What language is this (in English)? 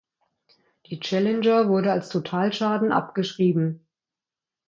German